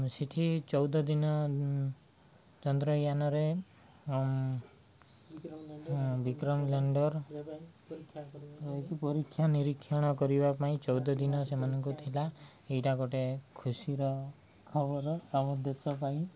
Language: Odia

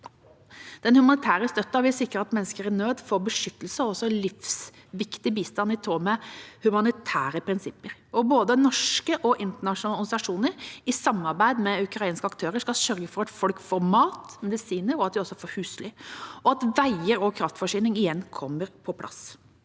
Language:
Norwegian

